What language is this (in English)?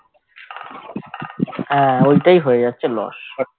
Bangla